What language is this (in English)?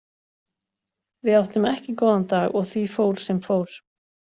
Icelandic